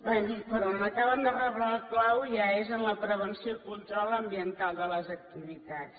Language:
Catalan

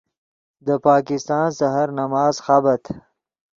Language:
Yidgha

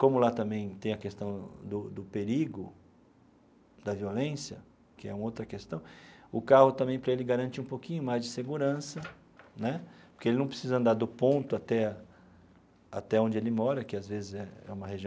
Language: Portuguese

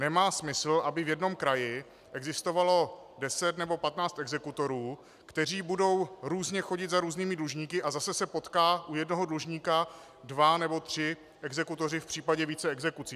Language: Czech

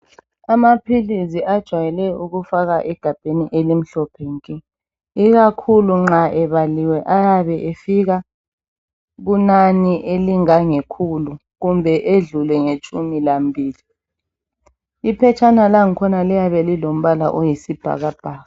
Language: North Ndebele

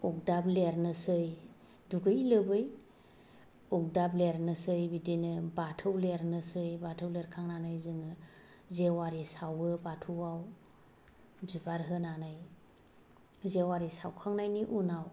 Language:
Bodo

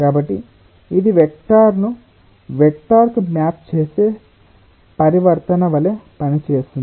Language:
Telugu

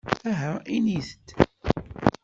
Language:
Kabyle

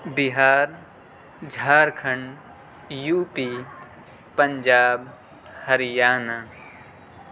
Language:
Urdu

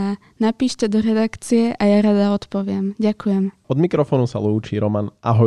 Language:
Slovak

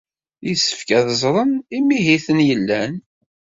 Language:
Kabyle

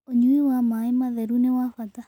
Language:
Kikuyu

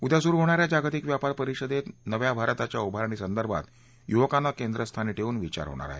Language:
Marathi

